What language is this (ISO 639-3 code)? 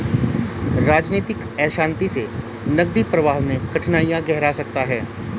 hin